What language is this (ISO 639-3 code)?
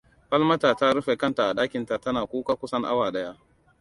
hau